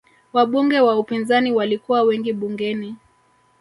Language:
Swahili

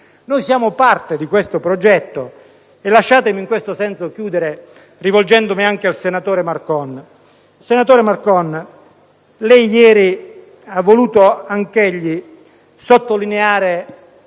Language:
Italian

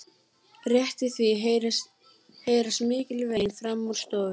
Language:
Icelandic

